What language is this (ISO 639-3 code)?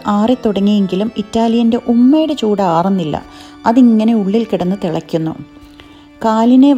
mal